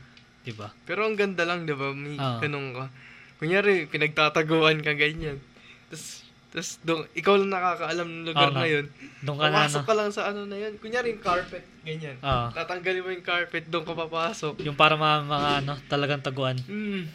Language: Filipino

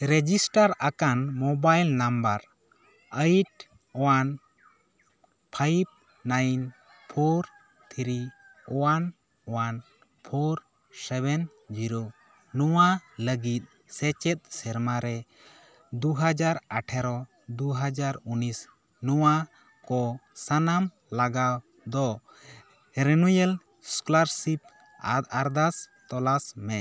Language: Santali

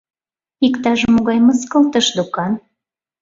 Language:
Mari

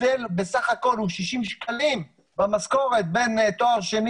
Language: Hebrew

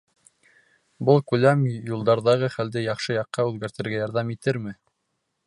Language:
Bashkir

